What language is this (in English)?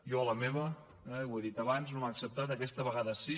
Catalan